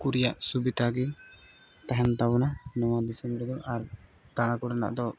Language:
Santali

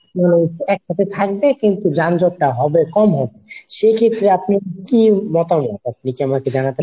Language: Bangla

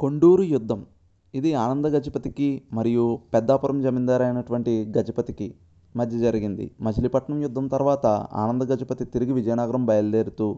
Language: Telugu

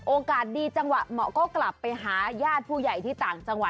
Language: Thai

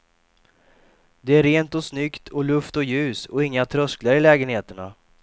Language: Swedish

